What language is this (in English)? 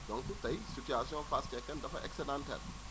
Wolof